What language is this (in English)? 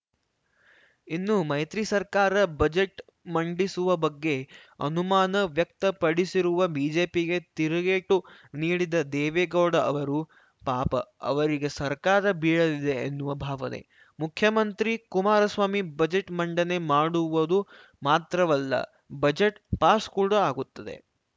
Kannada